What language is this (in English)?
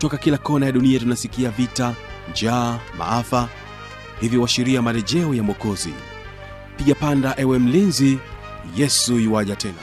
Swahili